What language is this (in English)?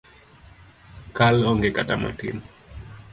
Luo (Kenya and Tanzania)